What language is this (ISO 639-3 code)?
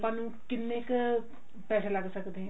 pan